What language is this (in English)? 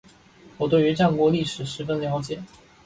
Chinese